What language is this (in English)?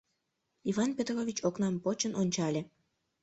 Mari